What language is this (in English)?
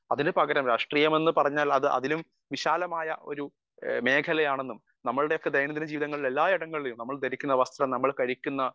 Malayalam